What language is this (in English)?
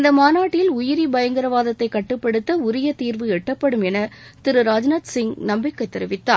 Tamil